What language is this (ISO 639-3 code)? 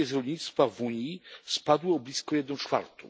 pol